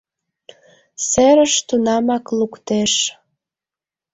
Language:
Mari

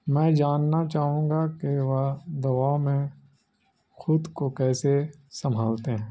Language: Urdu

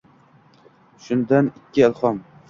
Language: Uzbek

